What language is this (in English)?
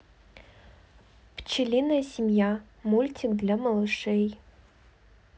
Russian